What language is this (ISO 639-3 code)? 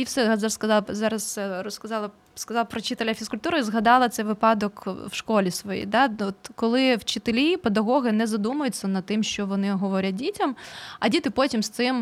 ukr